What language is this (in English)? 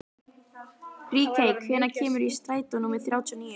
Icelandic